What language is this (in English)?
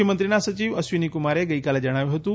Gujarati